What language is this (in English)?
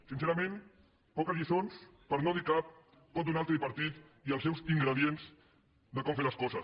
Catalan